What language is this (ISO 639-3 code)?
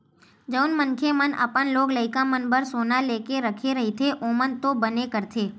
hne